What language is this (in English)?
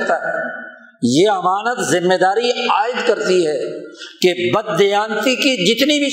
Urdu